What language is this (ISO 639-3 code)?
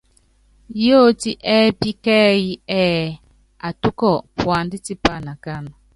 yav